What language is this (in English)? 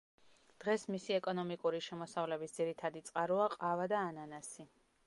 Georgian